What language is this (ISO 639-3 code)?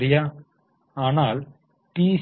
tam